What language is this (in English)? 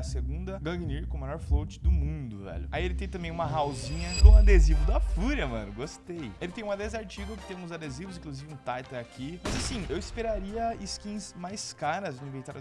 Portuguese